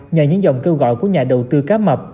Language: Vietnamese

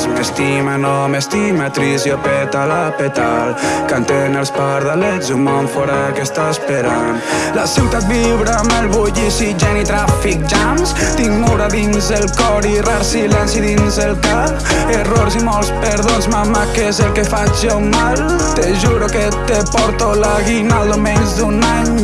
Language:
Dutch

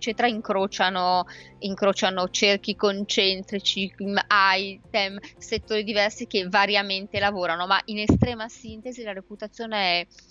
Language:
Italian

